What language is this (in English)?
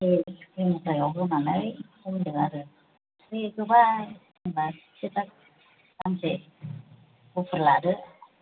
Bodo